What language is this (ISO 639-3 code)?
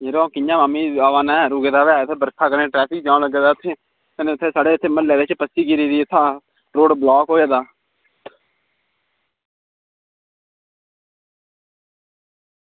doi